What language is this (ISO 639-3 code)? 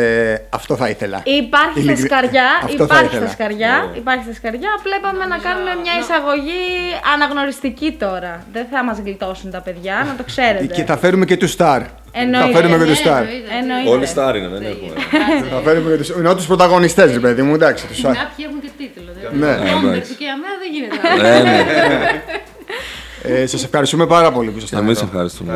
ell